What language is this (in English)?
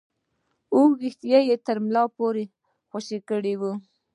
Pashto